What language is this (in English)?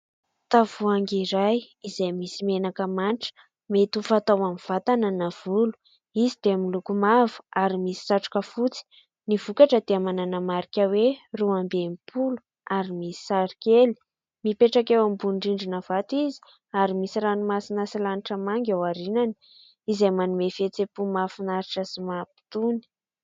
Malagasy